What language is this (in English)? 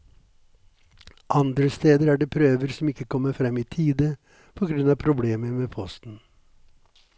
Norwegian